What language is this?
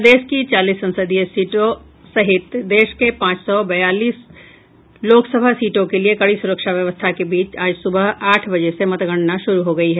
Hindi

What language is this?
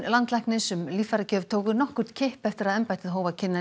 Icelandic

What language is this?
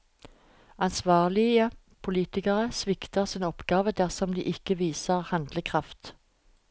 Norwegian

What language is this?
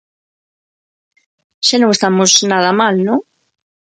Galician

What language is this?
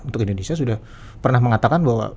Indonesian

